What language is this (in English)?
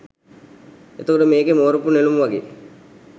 Sinhala